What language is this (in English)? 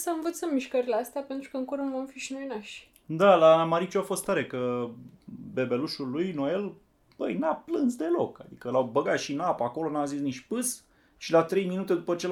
Romanian